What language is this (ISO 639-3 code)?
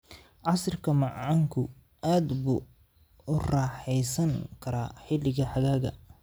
som